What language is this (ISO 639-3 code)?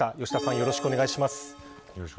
jpn